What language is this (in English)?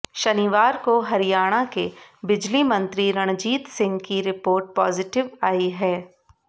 Hindi